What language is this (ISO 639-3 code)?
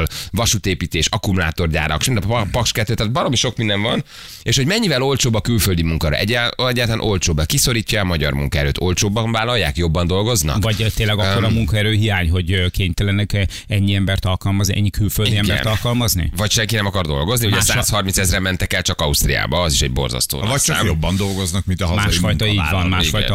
hun